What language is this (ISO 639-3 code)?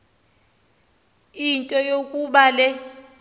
xho